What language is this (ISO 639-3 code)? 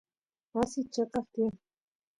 qus